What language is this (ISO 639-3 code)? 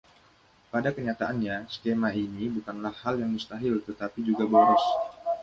ind